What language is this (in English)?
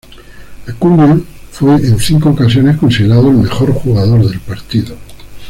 Spanish